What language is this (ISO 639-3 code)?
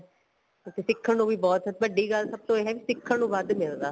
pan